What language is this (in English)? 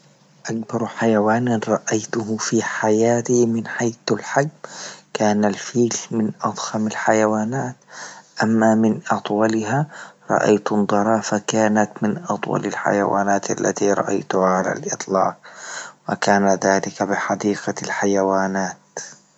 Libyan Arabic